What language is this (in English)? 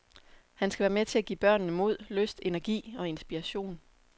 Danish